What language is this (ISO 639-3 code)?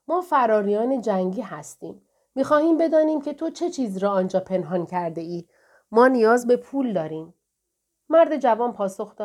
fas